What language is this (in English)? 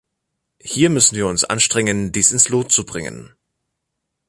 German